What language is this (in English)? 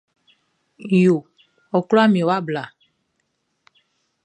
Baoulé